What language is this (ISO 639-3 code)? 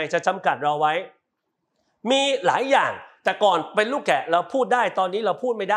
tha